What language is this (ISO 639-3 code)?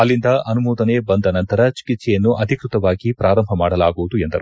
kan